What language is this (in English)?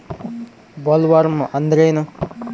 Kannada